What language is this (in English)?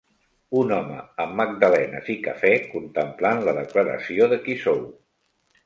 Catalan